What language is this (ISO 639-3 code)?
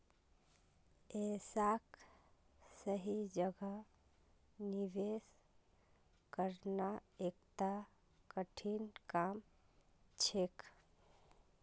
mag